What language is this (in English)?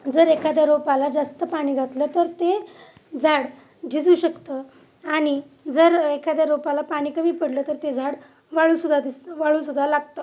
Marathi